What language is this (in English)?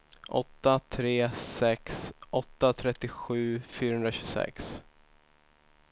Swedish